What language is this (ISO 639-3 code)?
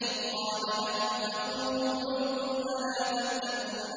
ara